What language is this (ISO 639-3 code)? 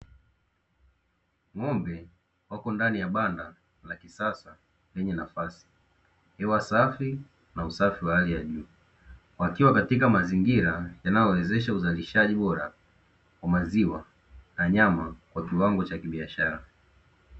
swa